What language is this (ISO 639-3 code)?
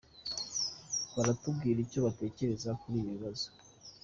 kin